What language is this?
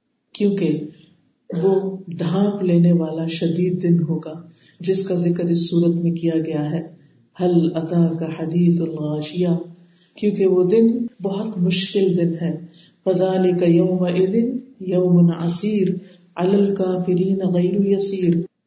Urdu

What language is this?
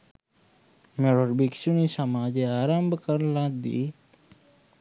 Sinhala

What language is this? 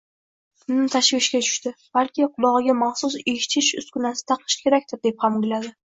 Uzbek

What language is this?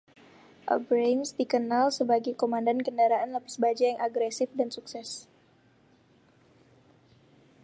Indonesian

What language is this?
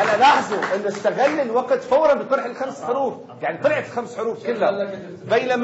Arabic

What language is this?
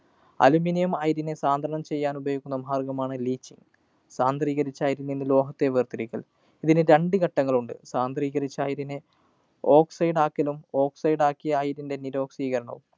Malayalam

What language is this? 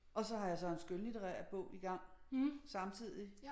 Danish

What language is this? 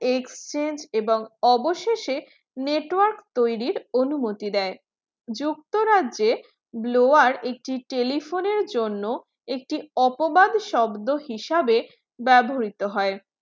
Bangla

